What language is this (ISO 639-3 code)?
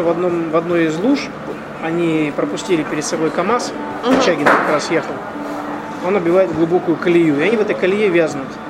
rus